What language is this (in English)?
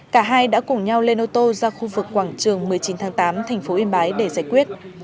Vietnamese